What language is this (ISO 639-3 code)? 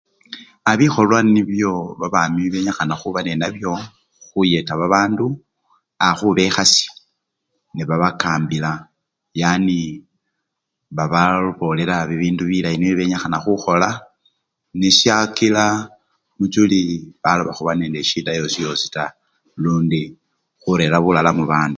luy